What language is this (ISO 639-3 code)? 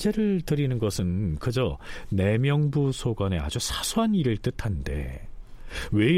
kor